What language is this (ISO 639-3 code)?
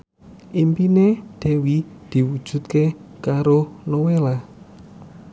jav